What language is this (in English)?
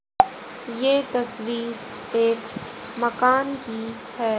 Hindi